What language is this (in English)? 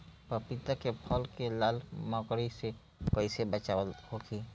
Bhojpuri